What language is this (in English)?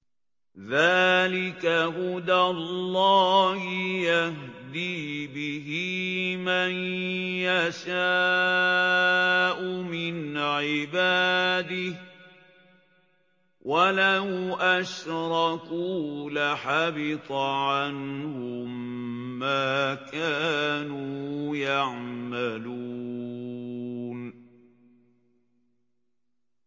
Arabic